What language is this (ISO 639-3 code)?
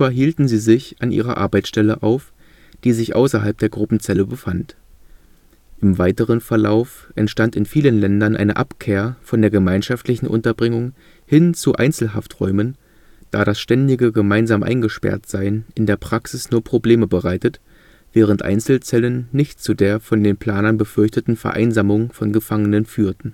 deu